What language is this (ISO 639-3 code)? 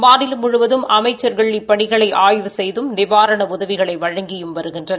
tam